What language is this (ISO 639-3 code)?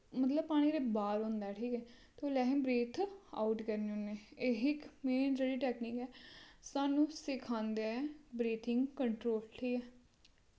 doi